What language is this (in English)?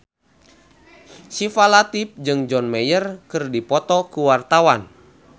Sundanese